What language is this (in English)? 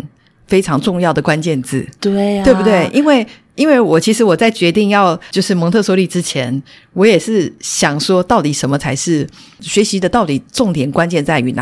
Chinese